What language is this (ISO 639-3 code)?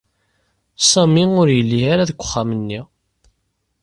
kab